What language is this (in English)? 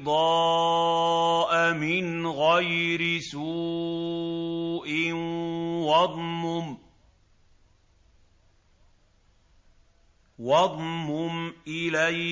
Arabic